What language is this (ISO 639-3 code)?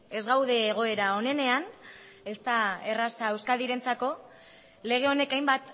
eus